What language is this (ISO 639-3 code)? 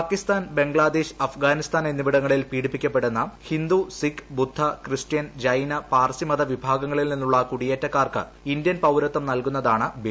mal